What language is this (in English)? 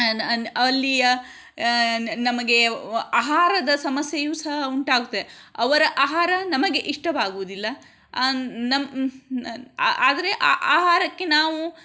Kannada